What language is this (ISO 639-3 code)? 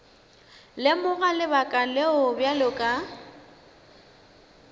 nso